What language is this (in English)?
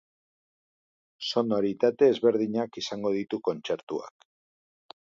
Basque